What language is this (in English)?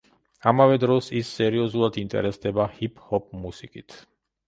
Georgian